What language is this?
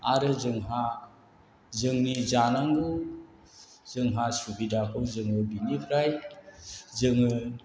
Bodo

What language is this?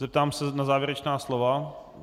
Czech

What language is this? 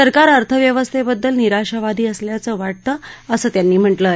Marathi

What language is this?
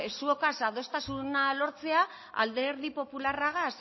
Basque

